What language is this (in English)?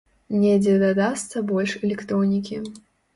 Belarusian